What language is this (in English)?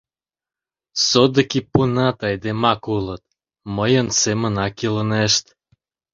Mari